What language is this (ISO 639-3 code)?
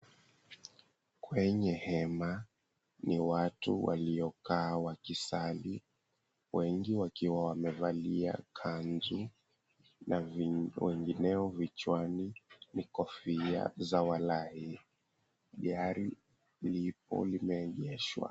swa